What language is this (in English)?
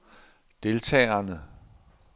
Danish